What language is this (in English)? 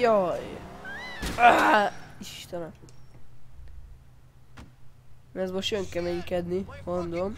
Hungarian